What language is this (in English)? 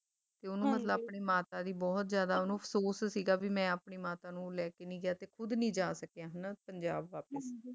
Punjabi